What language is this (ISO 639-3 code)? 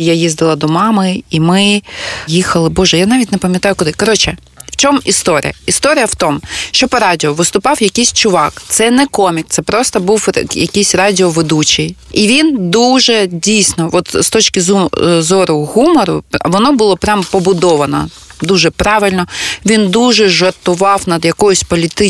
ukr